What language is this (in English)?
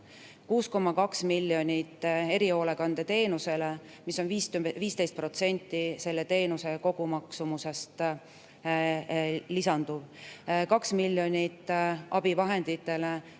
Estonian